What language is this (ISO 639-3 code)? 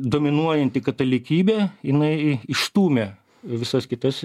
lit